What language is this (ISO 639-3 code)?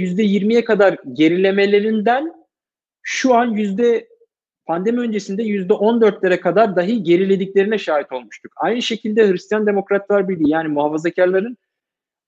tur